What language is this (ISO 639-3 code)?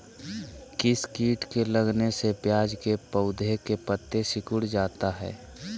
mag